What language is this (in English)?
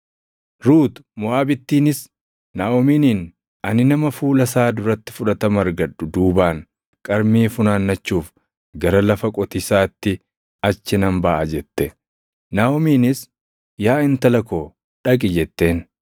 Oromo